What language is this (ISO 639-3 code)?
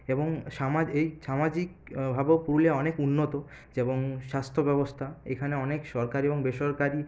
ben